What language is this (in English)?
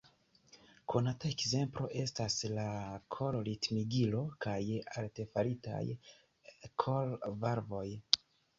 Esperanto